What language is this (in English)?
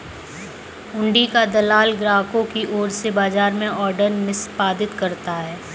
Hindi